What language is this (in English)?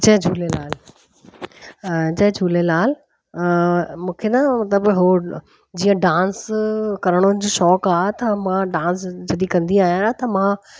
Sindhi